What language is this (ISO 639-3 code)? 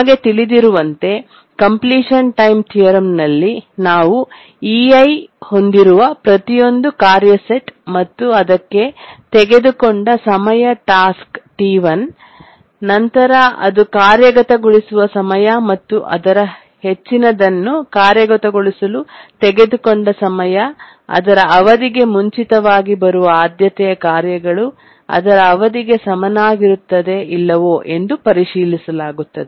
kan